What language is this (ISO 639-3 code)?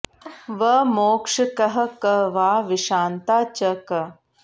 san